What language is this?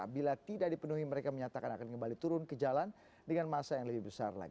Indonesian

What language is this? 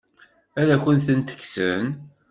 Kabyle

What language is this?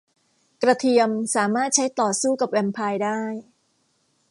Thai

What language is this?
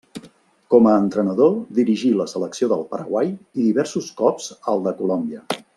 Catalan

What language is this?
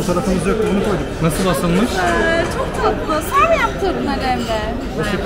Turkish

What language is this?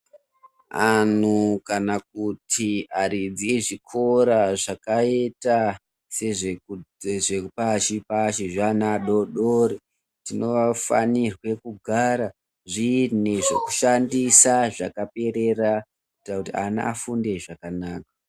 Ndau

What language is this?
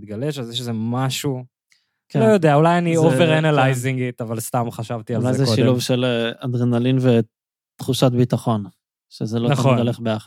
Hebrew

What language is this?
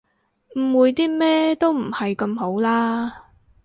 Cantonese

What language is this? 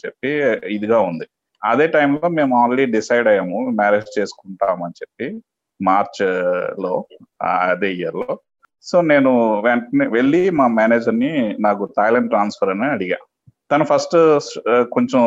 Telugu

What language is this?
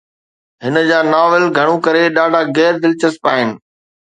Sindhi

